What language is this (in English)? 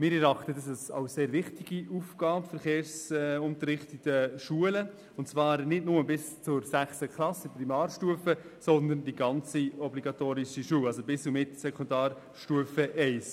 Swiss German